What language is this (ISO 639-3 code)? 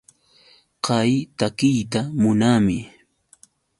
qux